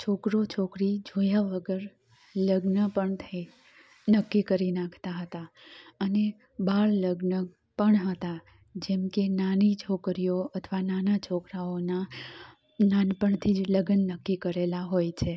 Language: Gujarati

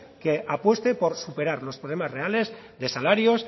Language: Spanish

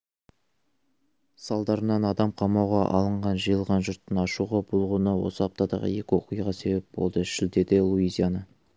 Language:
Kazakh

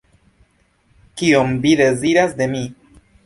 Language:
Esperanto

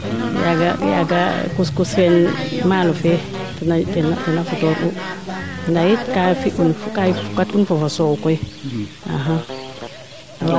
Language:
Serer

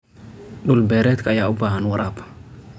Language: Somali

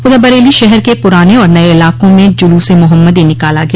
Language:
Hindi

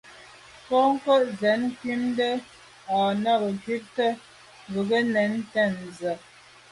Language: Medumba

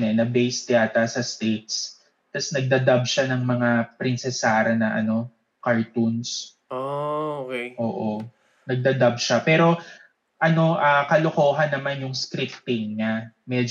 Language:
Filipino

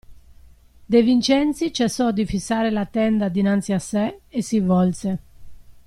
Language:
Italian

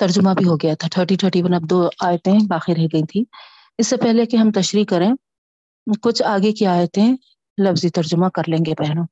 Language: Urdu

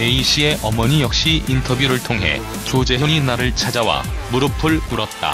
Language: Korean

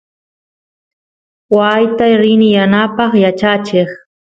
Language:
Santiago del Estero Quichua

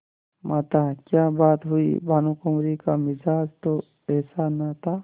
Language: Hindi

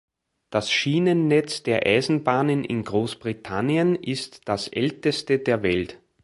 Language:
German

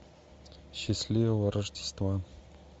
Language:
Russian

